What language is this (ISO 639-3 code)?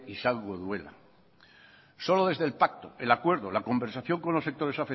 spa